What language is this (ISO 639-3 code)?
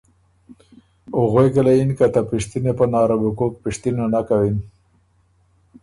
oru